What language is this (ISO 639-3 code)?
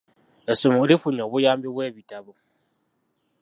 lug